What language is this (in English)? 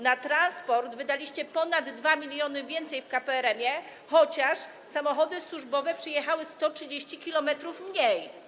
Polish